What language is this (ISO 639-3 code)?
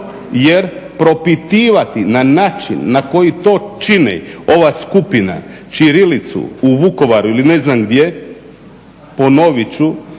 hrv